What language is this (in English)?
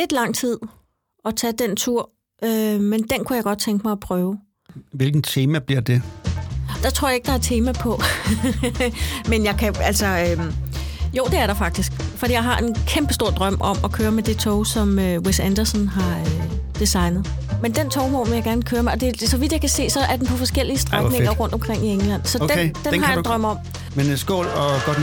Danish